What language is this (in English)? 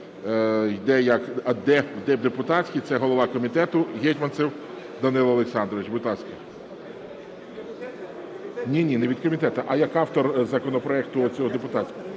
Ukrainian